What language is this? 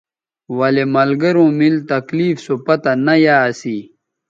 Bateri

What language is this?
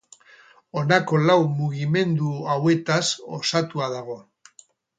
Basque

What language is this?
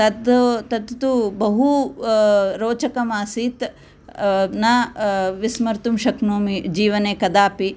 Sanskrit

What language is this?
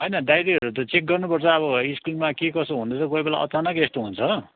Nepali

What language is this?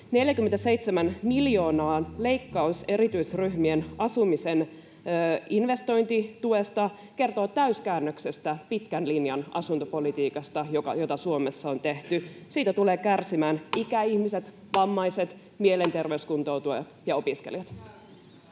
Finnish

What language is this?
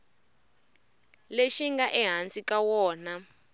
Tsonga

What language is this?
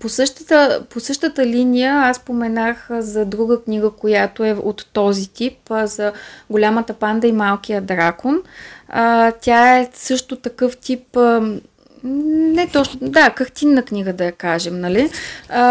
Bulgarian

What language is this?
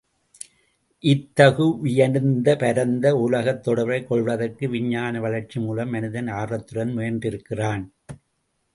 Tamil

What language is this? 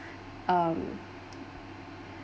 English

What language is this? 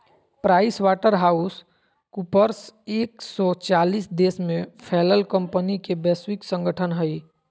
Magahi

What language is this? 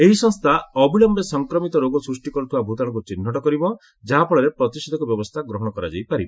Odia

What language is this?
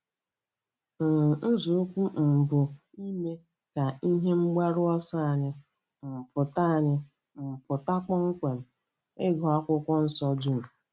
Igbo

